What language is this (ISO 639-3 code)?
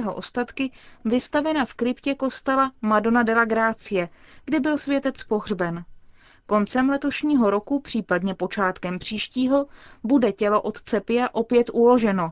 ces